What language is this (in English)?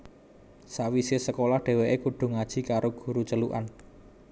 Javanese